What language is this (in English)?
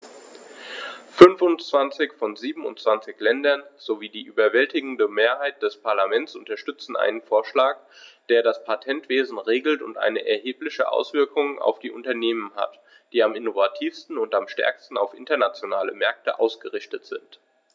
German